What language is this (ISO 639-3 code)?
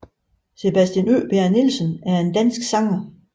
dan